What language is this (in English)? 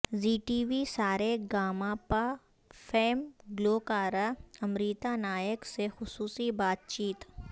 Urdu